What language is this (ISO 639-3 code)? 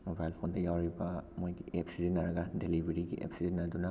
mni